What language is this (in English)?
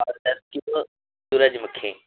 Urdu